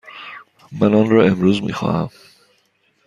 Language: Persian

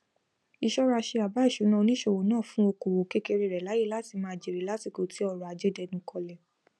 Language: Yoruba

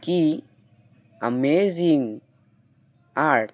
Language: Bangla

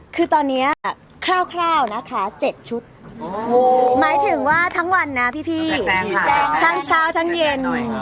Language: Thai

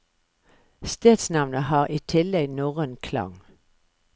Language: Norwegian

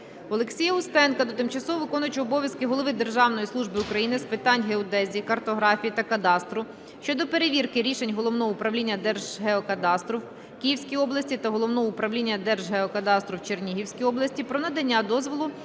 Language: Ukrainian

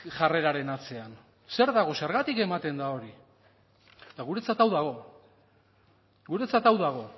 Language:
Basque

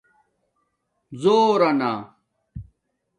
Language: Domaaki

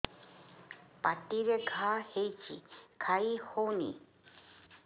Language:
Odia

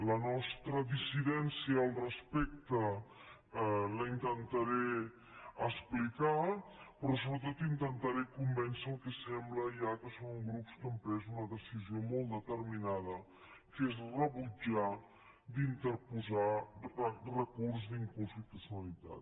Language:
Catalan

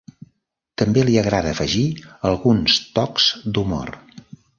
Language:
Catalan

